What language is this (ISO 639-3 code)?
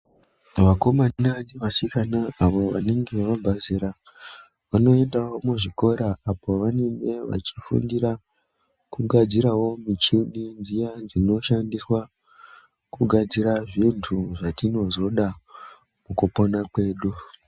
ndc